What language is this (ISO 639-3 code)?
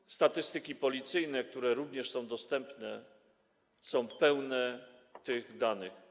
pol